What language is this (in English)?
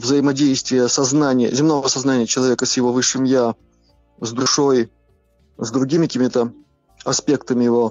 Russian